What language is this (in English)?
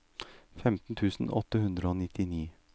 Norwegian